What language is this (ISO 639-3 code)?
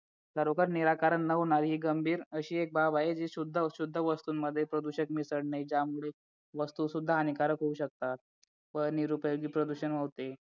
mar